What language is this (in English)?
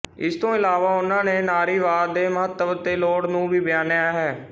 Punjabi